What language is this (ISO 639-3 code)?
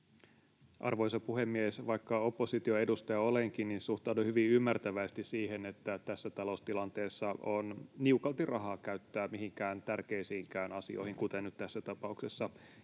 fin